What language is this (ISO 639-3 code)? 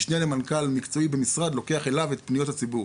heb